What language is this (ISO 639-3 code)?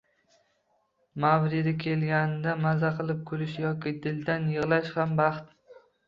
uzb